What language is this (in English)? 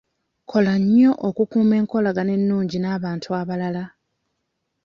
Ganda